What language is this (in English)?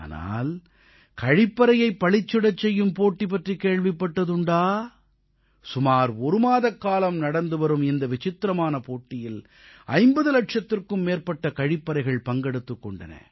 Tamil